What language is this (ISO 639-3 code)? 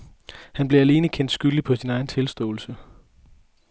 dan